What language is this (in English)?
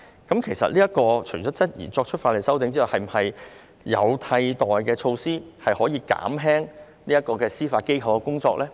Cantonese